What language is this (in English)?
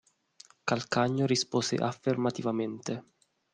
Italian